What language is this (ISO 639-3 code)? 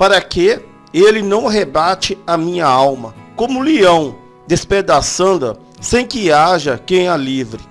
por